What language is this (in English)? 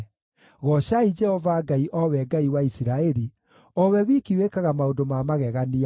Kikuyu